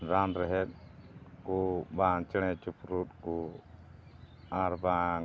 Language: Santali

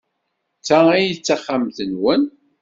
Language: Kabyle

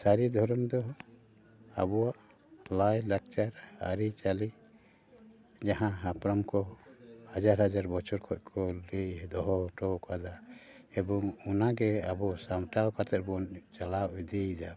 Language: Santali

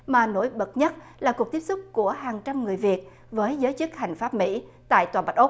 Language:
Vietnamese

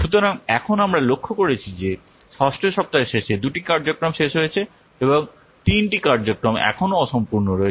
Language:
Bangla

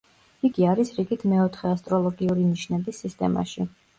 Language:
Georgian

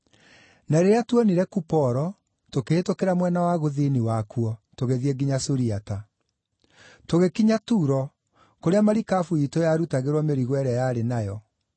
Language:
Kikuyu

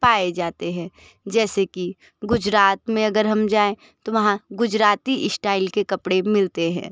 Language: Hindi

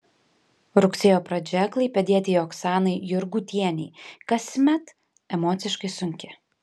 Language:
Lithuanian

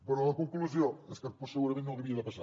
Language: Catalan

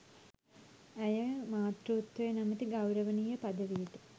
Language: Sinhala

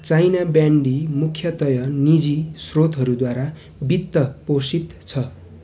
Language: Nepali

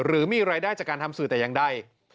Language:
Thai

